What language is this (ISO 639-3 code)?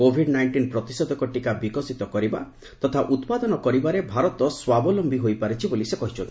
ori